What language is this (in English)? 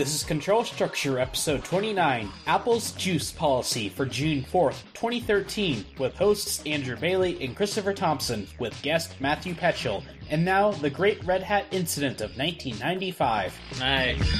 English